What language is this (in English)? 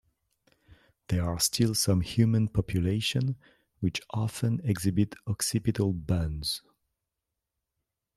English